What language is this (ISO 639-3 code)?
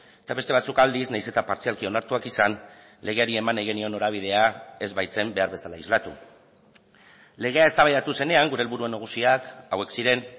eus